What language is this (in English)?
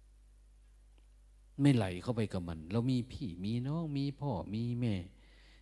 Thai